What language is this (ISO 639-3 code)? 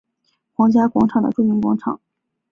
zho